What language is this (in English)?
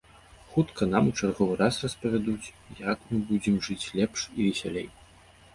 Belarusian